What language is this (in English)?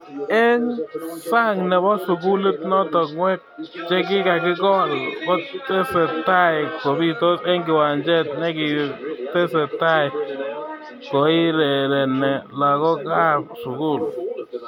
Kalenjin